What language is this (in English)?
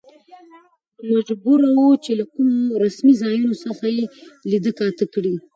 Pashto